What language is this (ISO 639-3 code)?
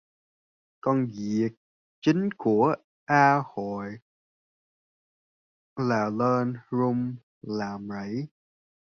vie